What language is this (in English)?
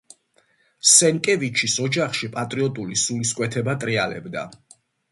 Georgian